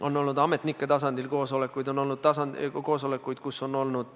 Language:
Estonian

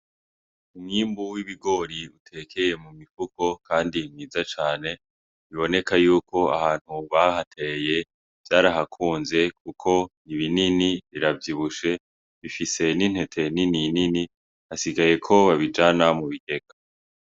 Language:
Rundi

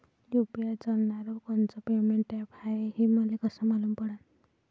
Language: Marathi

